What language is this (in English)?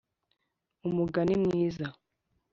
Kinyarwanda